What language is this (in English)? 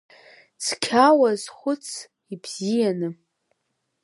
Abkhazian